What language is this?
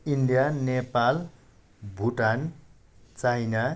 Nepali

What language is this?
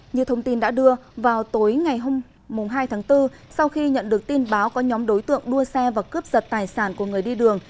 Vietnamese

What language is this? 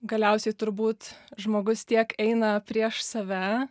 Lithuanian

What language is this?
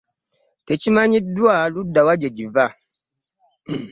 Ganda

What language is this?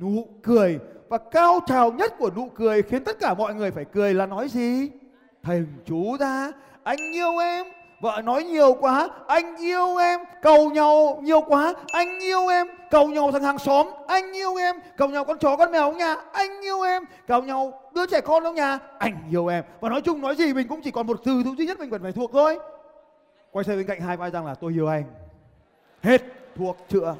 Vietnamese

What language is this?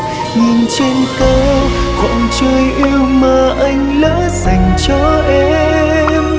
Vietnamese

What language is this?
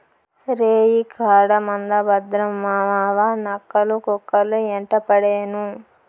Telugu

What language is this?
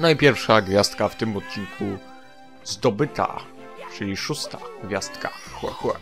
Polish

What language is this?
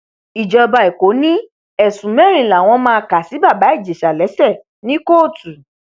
Yoruba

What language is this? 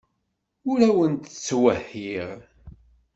Kabyle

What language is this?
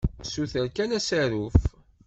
Kabyle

